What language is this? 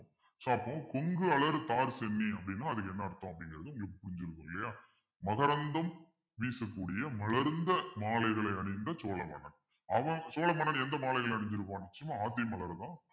Tamil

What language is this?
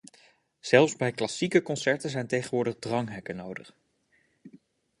Dutch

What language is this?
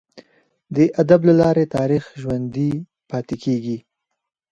Pashto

